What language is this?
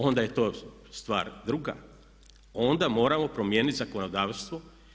Croatian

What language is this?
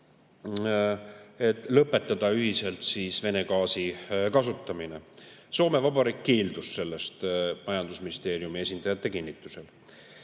Estonian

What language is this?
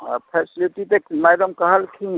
Maithili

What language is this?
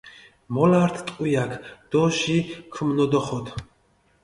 Mingrelian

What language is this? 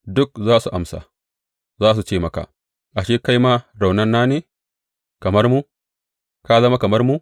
Hausa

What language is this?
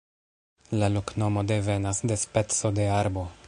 Esperanto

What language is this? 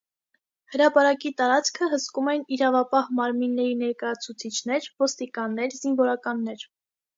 Armenian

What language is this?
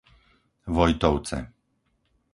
Slovak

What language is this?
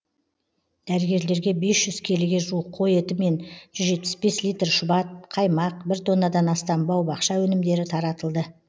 Kazakh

